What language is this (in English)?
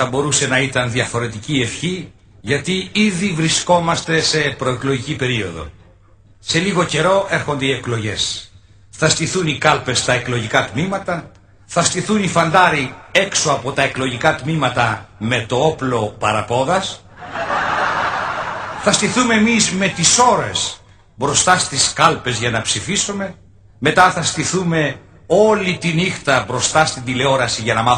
Greek